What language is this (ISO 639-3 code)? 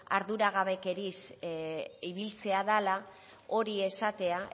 eus